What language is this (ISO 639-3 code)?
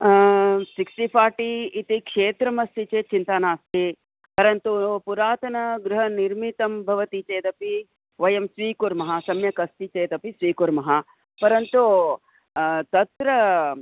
san